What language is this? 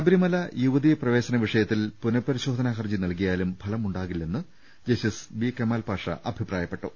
Malayalam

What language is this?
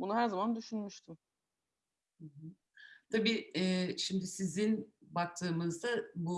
Turkish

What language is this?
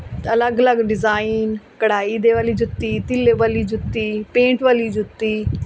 Punjabi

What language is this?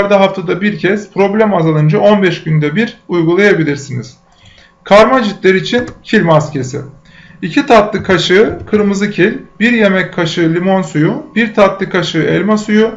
Turkish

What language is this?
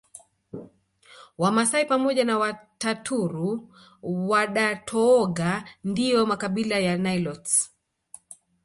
Swahili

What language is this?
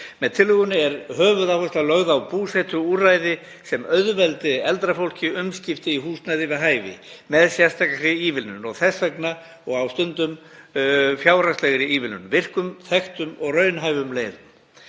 Icelandic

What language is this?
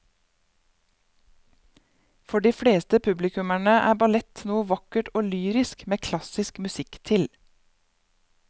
Norwegian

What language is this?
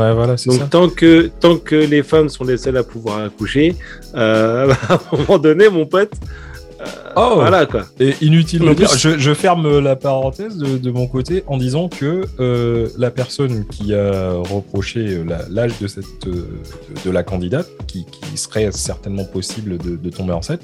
French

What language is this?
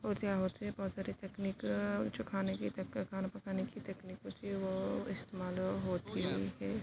Urdu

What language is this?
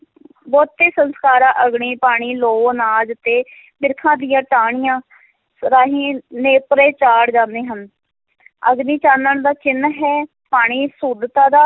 Punjabi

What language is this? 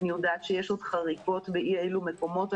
Hebrew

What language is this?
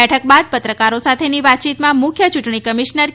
Gujarati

